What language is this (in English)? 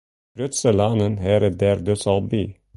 Western Frisian